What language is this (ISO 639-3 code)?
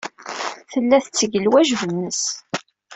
kab